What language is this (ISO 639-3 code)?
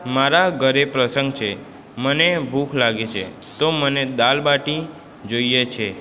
guj